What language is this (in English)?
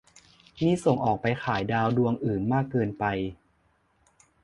Thai